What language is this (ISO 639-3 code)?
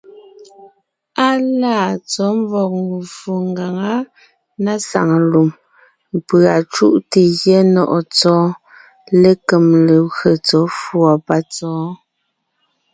nnh